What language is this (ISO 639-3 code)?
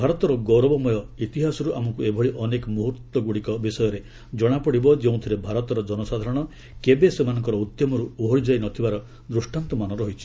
ori